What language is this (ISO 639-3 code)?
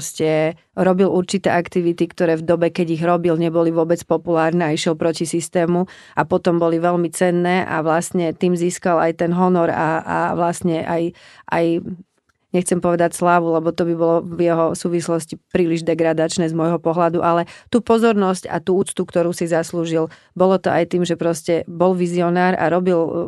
ces